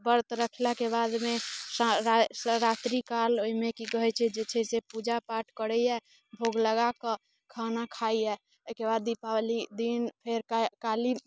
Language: Maithili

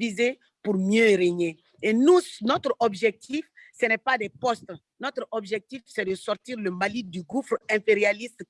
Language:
French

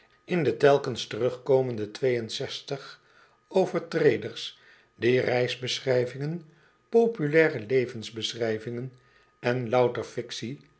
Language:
Dutch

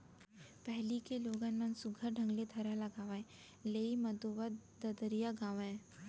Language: Chhattisgarhi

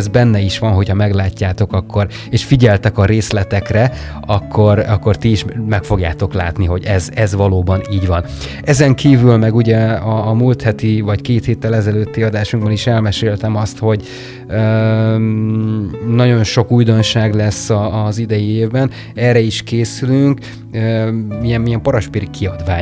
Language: Hungarian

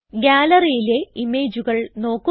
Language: Malayalam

